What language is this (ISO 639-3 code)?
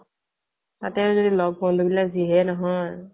asm